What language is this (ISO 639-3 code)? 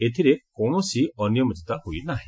ori